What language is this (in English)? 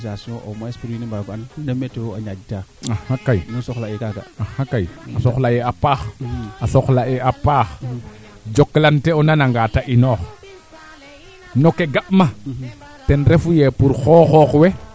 Serer